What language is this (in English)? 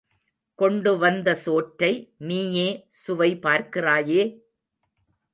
Tamil